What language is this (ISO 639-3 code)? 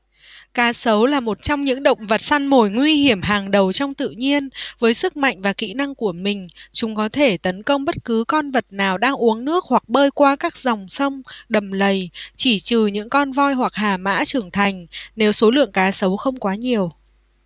vie